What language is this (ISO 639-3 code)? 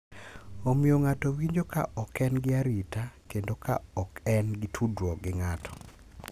luo